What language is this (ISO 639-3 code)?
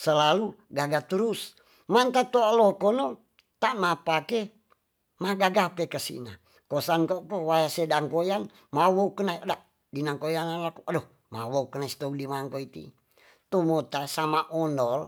txs